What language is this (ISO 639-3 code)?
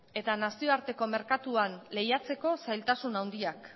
eus